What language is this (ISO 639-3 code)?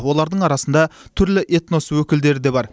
kaz